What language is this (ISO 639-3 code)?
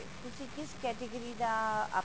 pan